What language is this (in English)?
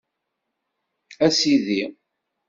Kabyle